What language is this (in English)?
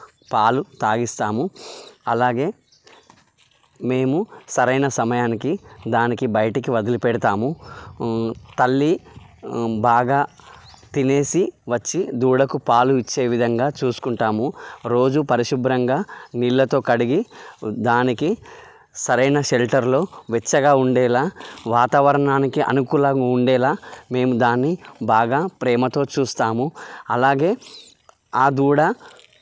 Telugu